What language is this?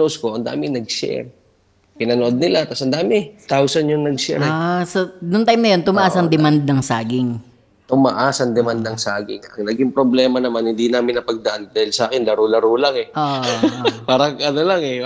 Filipino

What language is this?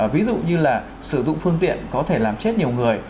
Vietnamese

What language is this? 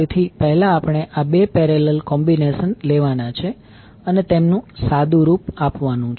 Gujarati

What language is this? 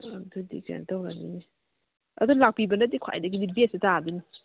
Manipuri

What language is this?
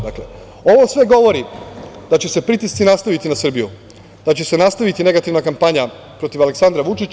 Serbian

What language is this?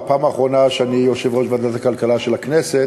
Hebrew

